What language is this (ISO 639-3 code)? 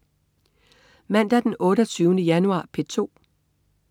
dan